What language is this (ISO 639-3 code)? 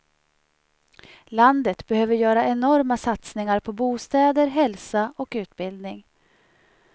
swe